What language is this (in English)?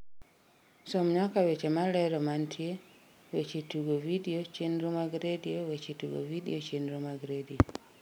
Luo (Kenya and Tanzania)